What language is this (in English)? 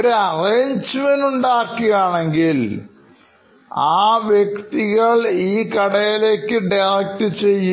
Malayalam